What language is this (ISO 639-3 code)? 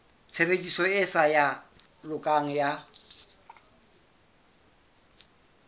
sot